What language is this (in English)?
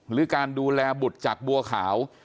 Thai